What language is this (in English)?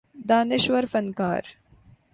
Urdu